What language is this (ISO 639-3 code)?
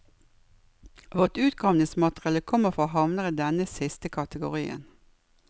nor